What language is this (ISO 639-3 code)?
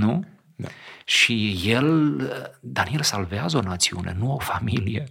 ron